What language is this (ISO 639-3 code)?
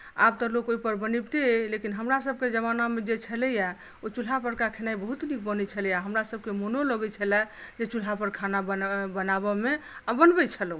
mai